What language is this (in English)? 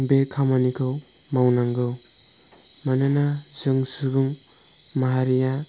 Bodo